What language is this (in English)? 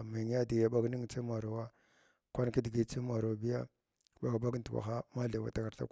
Glavda